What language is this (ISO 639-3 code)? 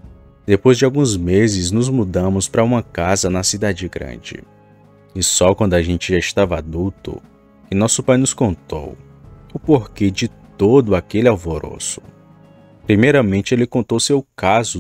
por